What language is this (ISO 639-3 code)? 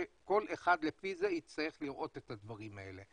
heb